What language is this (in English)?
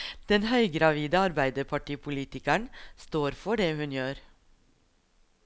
Norwegian